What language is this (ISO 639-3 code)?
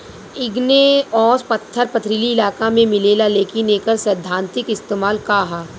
bho